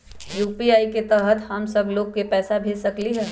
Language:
Magahi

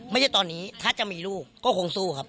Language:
Thai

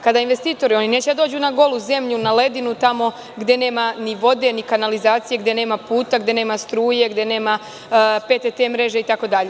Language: Serbian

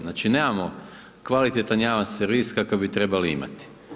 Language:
Croatian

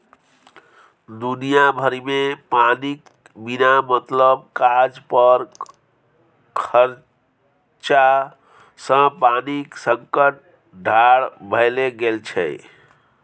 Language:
Maithili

